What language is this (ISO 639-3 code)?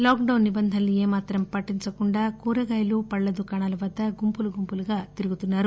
tel